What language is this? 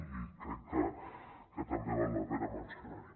Catalan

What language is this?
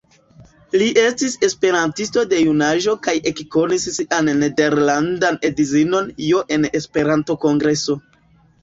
Esperanto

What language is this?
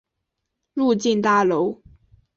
Chinese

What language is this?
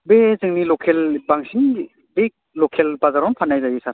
Bodo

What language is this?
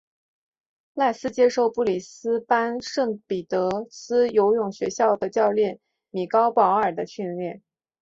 Chinese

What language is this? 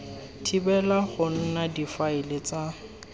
Tswana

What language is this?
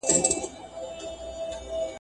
Pashto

